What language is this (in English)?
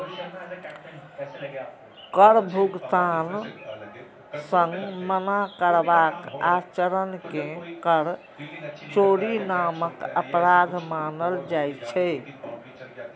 Maithili